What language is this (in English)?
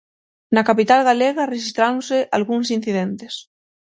Galician